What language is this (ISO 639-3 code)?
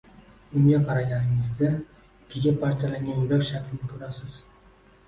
uzb